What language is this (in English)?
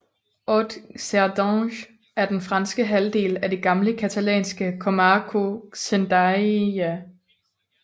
Danish